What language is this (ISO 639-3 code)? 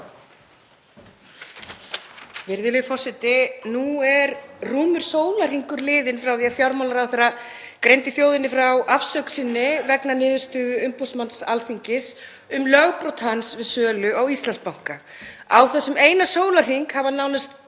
isl